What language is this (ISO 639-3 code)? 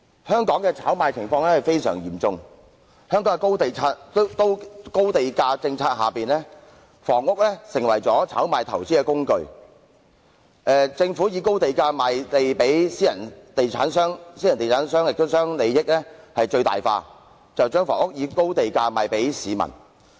yue